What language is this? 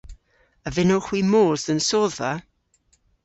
Cornish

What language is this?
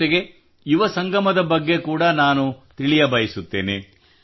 Kannada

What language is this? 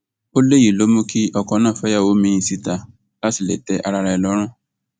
Yoruba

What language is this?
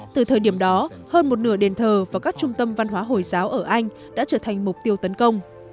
Vietnamese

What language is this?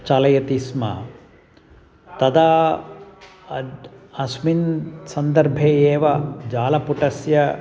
Sanskrit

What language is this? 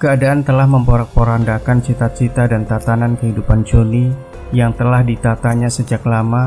Indonesian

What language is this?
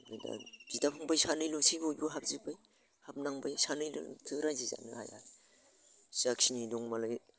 Bodo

